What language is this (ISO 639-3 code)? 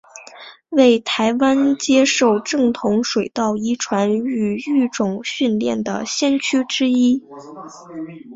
zho